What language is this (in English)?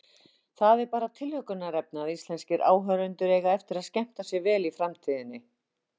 Icelandic